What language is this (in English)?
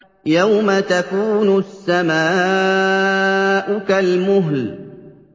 Arabic